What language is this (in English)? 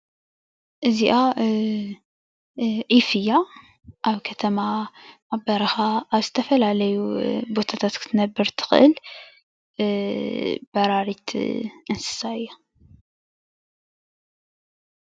Tigrinya